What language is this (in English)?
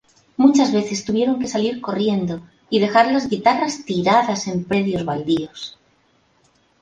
Spanish